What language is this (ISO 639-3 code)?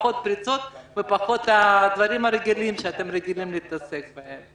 heb